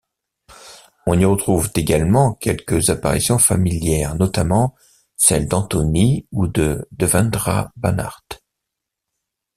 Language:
French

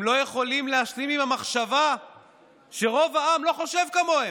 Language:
Hebrew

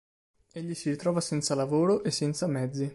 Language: Italian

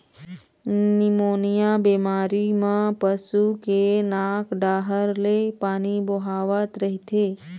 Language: Chhattisgarhi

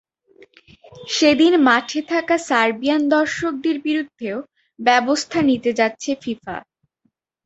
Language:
Bangla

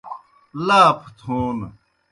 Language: Kohistani Shina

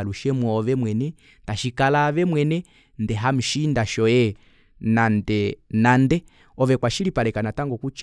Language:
Kuanyama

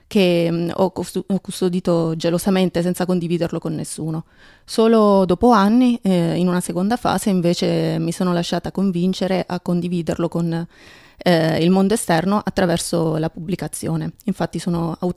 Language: Italian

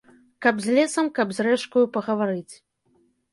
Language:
Belarusian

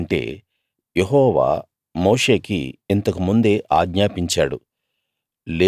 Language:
Telugu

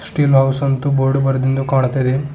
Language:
Kannada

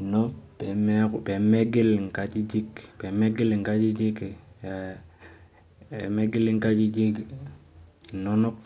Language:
Masai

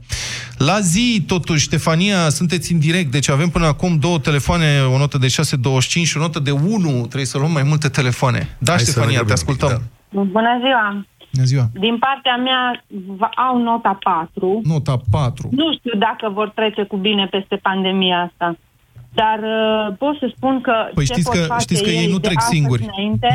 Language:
Romanian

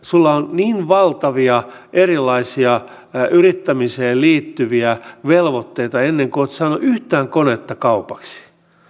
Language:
Finnish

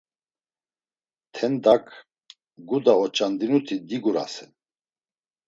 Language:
Laz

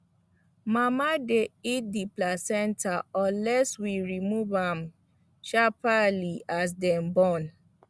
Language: Nigerian Pidgin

